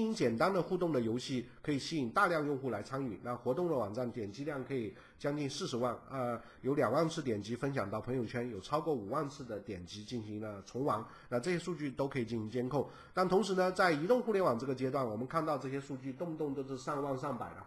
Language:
Chinese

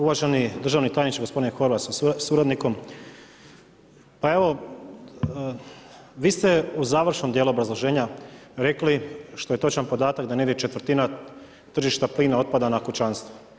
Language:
Croatian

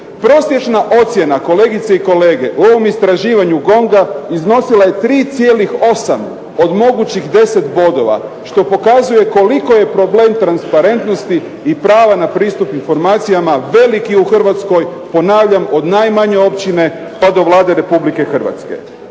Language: Croatian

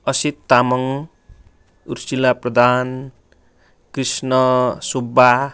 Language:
Nepali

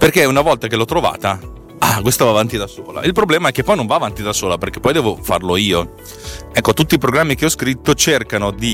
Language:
Italian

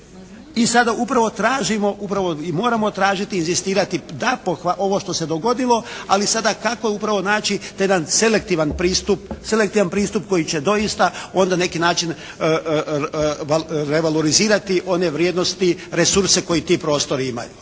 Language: Croatian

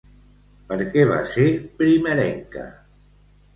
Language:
Catalan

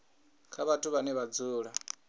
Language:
Venda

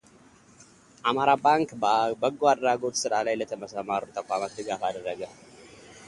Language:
Amharic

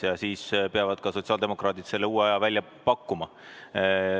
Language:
Estonian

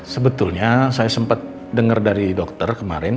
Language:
Indonesian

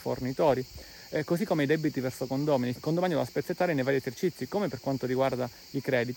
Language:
Italian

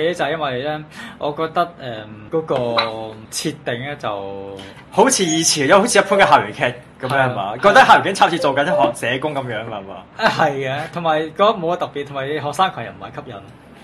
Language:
Chinese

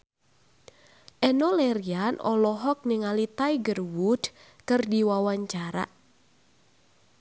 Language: Sundanese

